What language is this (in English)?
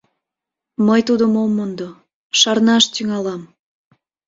Mari